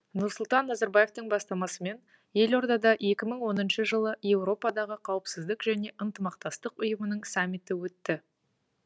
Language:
Kazakh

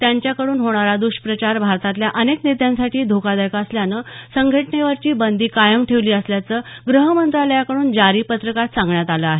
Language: Marathi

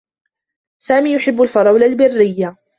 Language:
Arabic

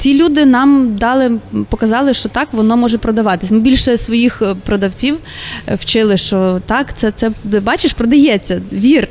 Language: Ukrainian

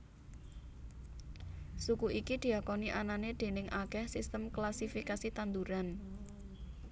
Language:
Javanese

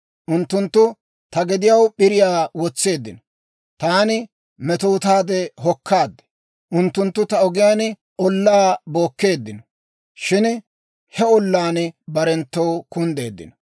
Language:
Dawro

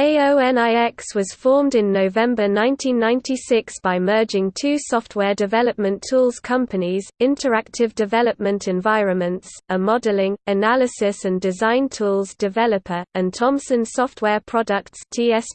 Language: English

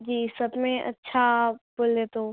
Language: Urdu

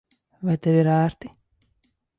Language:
Latvian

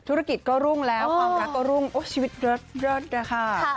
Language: Thai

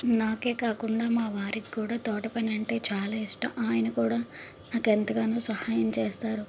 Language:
Telugu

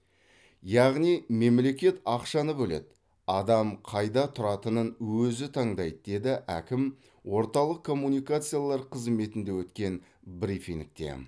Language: Kazakh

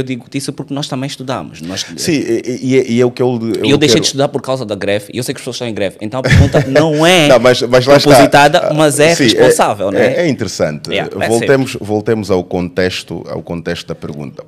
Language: Portuguese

